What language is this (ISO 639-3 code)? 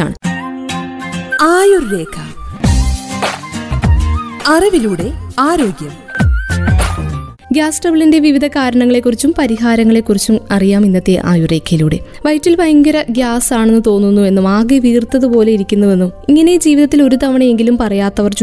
mal